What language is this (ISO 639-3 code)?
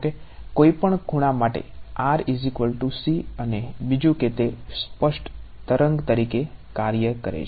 guj